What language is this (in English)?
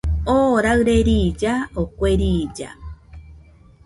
Nüpode Huitoto